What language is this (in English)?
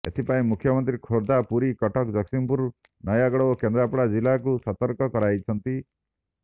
Odia